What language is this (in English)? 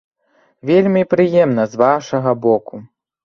Belarusian